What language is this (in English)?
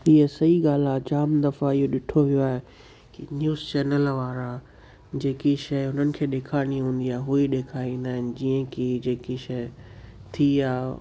Sindhi